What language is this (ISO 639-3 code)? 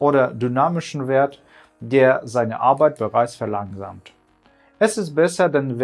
deu